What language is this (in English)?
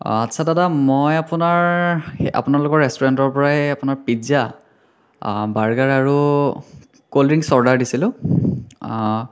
Assamese